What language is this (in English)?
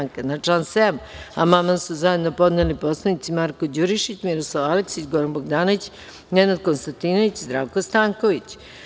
Serbian